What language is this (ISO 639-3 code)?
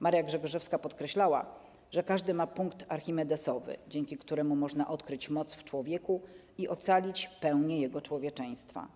pol